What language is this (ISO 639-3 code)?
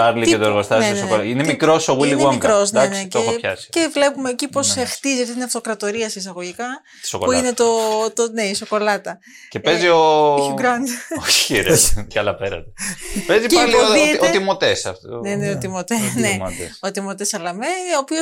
ell